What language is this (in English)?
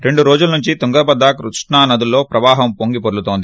Telugu